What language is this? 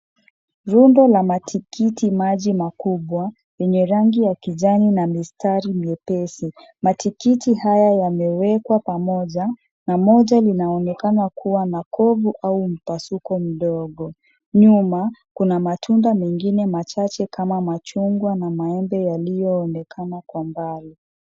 Swahili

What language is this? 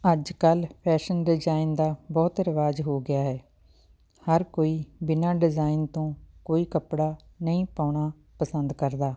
Punjabi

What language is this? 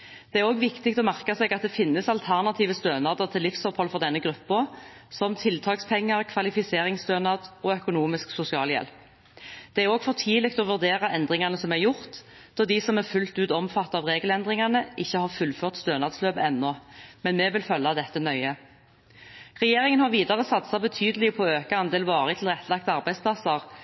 Norwegian Bokmål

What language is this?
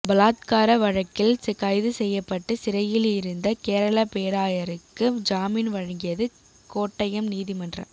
Tamil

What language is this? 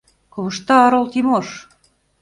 Mari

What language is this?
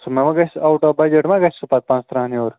Kashmiri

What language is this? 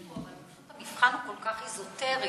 Hebrew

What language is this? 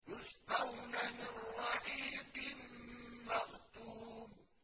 Arabic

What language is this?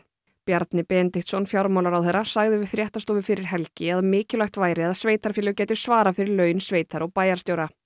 Icelandic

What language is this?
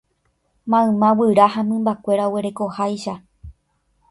Guarani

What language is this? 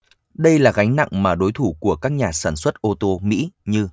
Vietnamese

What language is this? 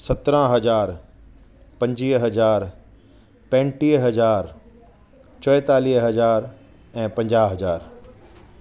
Sindhi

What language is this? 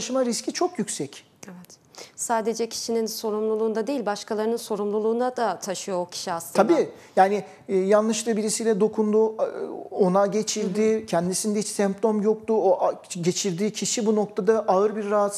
Turkish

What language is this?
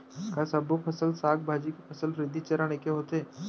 Chhattisgarhi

